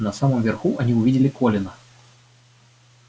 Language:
Russian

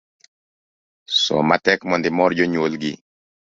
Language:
Luo (Kenya and Tanzania)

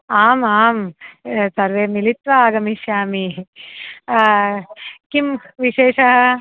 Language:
Sanskrit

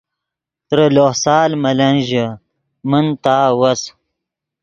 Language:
Yidgha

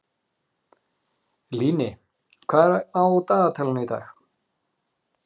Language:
Icelandic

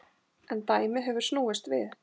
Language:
Icelandic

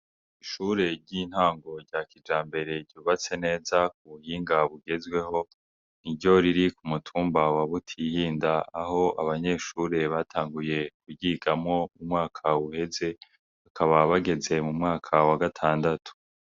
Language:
Rundi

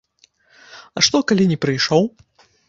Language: Belarusian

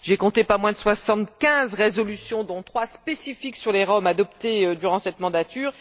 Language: French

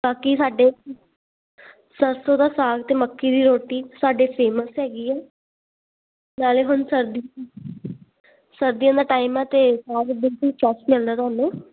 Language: Punjabi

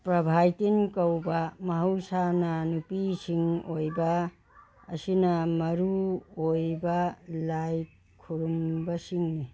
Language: Manipuri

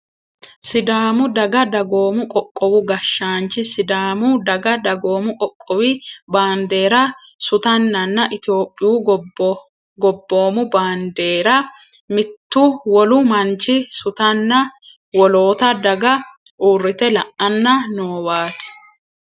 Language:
Sidamo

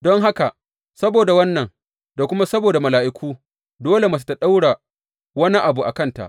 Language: Hausa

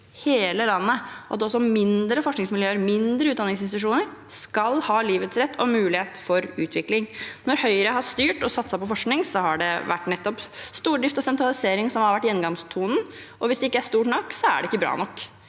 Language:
Norwegian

